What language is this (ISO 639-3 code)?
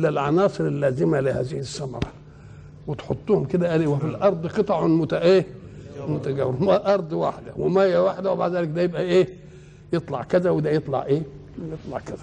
ara